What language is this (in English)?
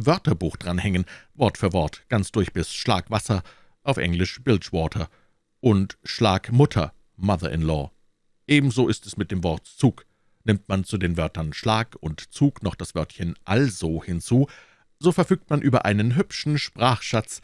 German